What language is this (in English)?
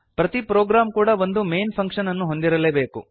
Kannada